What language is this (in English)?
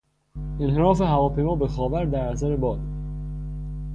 Persian